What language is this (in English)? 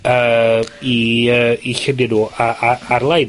Welsh